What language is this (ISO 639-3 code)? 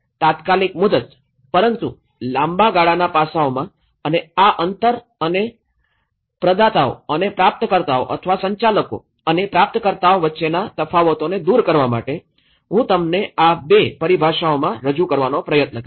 guj